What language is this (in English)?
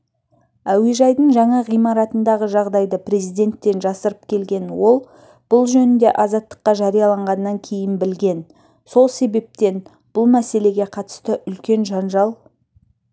Kazakh